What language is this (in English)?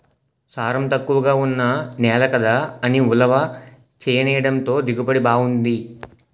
Telugu